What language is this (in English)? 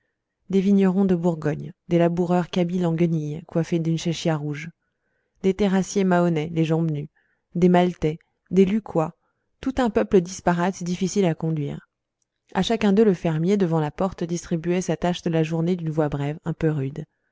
French